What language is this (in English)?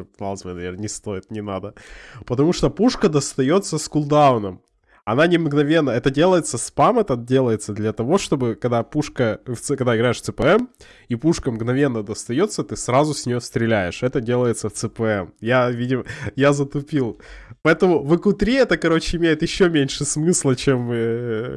Russian